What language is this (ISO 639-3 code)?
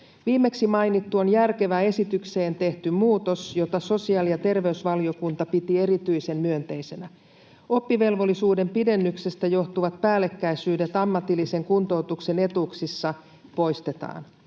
fin